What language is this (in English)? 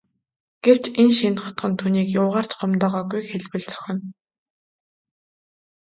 Mongolian